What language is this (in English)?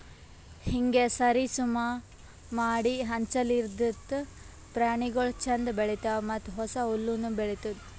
Kannada